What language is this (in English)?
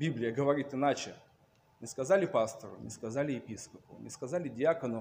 Russian